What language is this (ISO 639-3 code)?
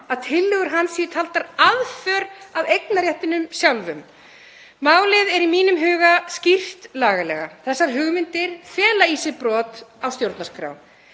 isl